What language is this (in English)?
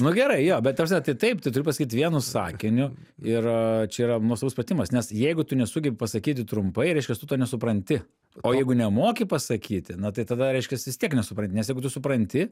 Lithuanian